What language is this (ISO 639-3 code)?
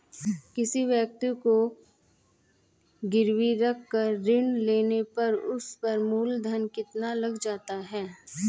hin